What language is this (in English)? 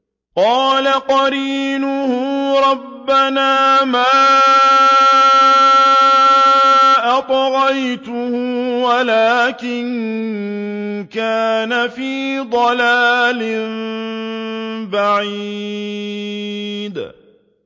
Arabic